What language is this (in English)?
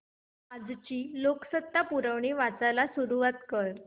Marathi